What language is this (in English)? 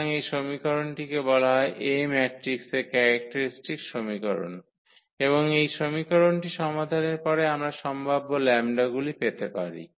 Bangla